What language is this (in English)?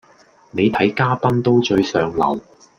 Cantonese